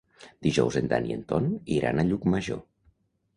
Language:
Catalan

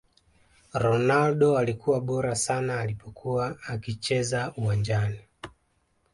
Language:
Swahili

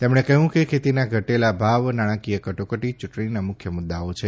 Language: Gujarati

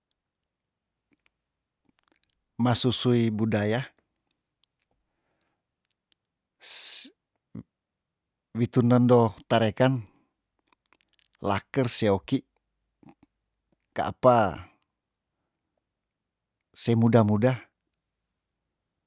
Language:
Tondano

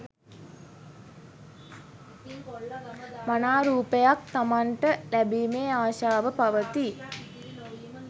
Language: Sinhala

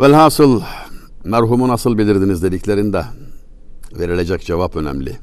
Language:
Turkish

